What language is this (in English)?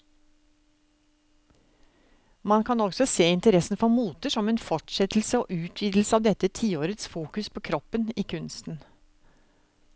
Norwegian